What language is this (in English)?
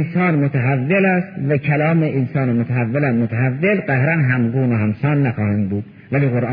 Persian